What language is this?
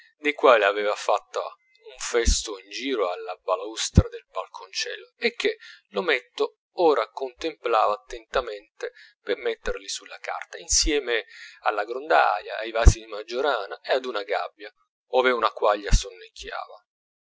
Italian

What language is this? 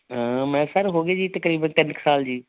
Punjabi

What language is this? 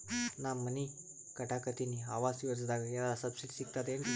Kannada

